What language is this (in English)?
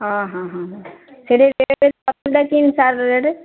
Odia